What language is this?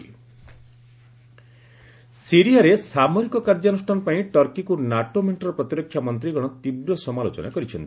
Odia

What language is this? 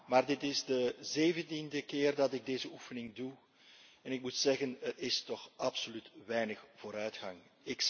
Dutch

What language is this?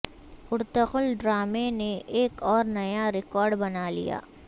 Urdu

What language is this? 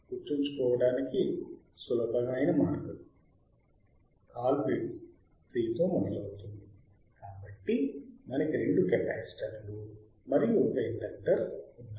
Telugu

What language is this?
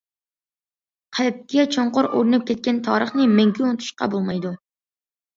Uyghur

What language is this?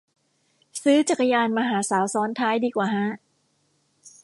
Thai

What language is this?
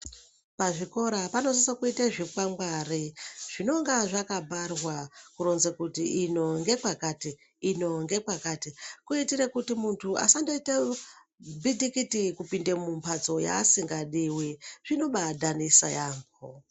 Ndau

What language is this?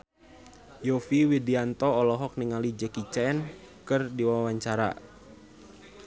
Sundanese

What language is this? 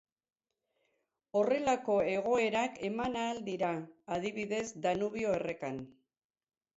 Basque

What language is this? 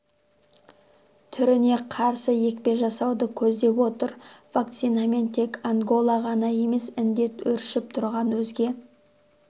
Kazakh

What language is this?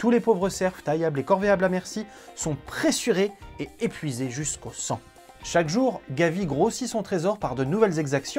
French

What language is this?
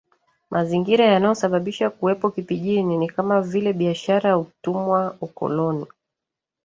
Swahili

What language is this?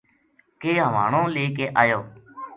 Gujari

